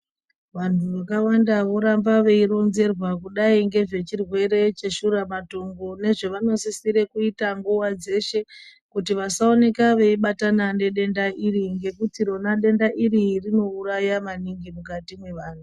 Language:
Ndau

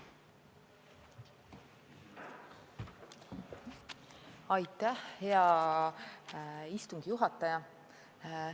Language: Estonian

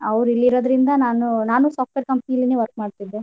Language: Kannada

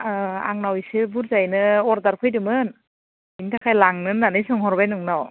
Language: Bodo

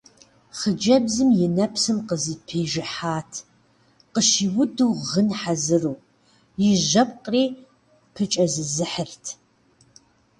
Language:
Kabardian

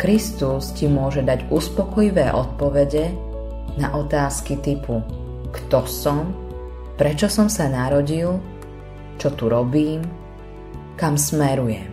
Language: Slovak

